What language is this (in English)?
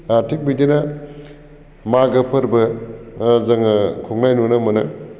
Bodo